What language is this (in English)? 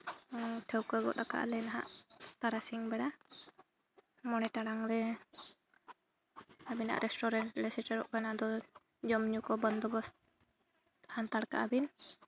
Santali